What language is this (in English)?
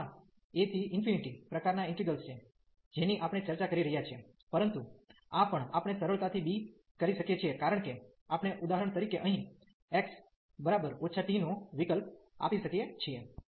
Gujarati